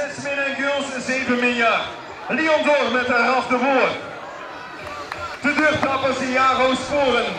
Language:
Dutch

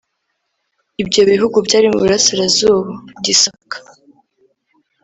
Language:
Kinyarwanda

